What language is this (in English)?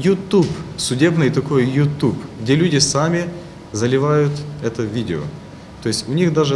Russian